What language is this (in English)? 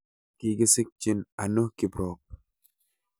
Kalenjin